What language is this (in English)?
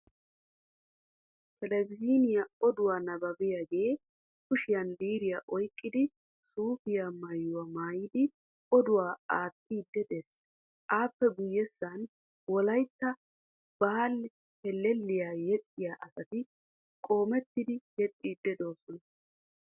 Wolaytta